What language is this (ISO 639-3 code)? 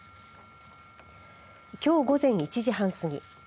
jpn